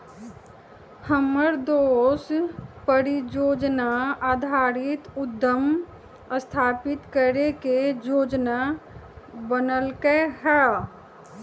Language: Magahi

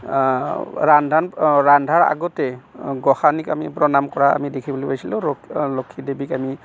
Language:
Assamese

